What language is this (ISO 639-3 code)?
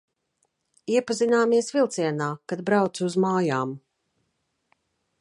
lav